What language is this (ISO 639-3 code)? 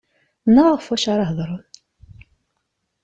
kab